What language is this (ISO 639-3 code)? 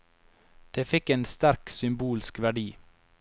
nor